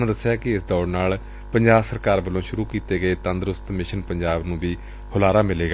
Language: Punjabi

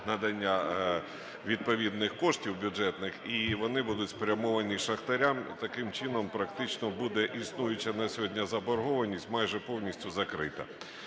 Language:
Ukrainian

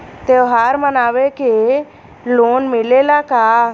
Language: Bhojpuri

